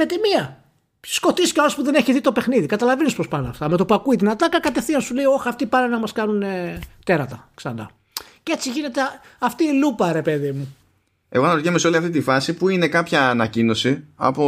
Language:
Greek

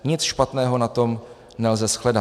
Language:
Czech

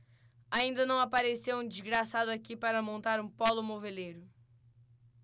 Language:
Portuguese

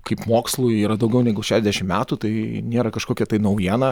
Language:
Lithuanian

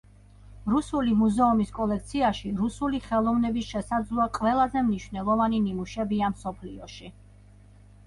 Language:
Georgian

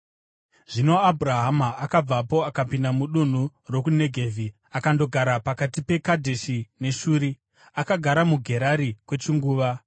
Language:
Shona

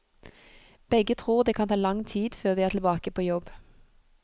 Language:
Norwegian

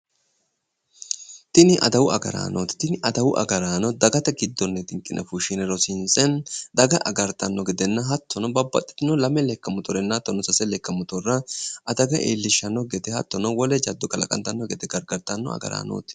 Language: Sidamo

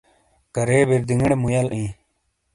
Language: Shina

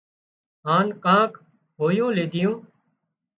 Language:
Wadiyara Koli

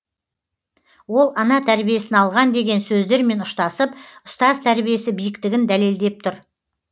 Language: Kazakh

